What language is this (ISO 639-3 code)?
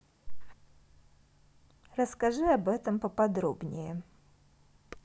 rus